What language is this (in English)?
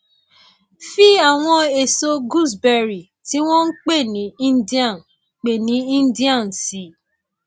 Yoruba